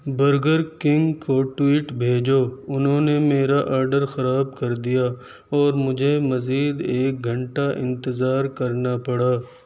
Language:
Urdu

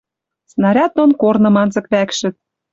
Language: Western Mari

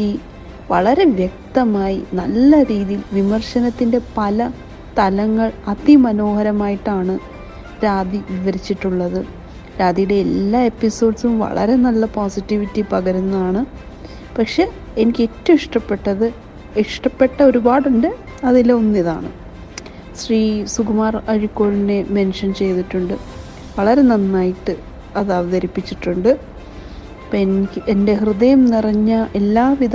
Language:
Malayalam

